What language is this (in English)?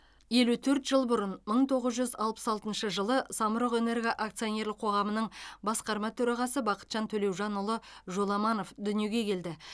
Kazakh